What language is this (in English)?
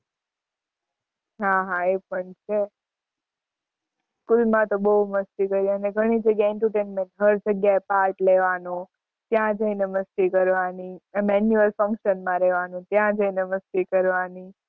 Gujarati